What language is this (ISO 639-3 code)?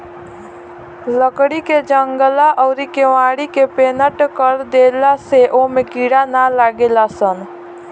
bho